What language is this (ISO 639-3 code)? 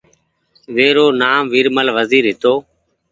gig